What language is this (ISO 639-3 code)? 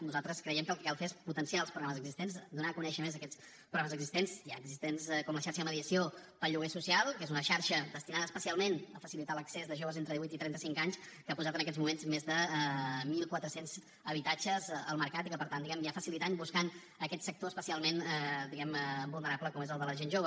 cat